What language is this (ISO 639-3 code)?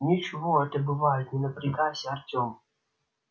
rus